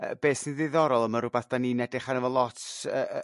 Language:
Welsh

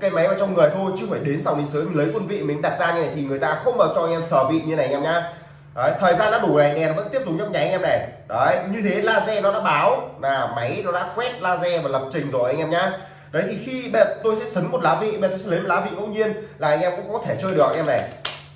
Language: Vietnamese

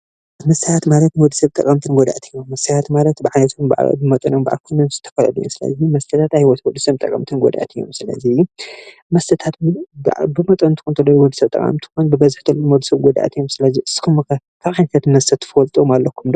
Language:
Tigrinya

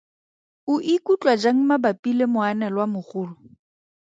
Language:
Tswana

